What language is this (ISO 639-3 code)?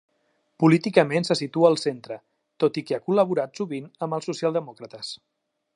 cat